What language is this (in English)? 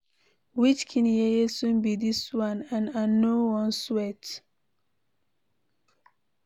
Nigerian Pidgin